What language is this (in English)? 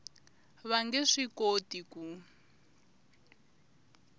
Tsonga